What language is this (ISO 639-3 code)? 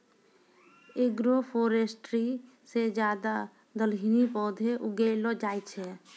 mai